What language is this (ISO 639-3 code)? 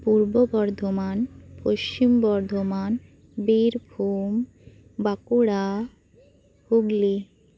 sat